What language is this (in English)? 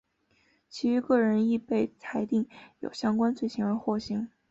Chinese